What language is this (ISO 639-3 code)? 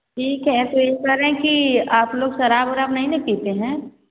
hin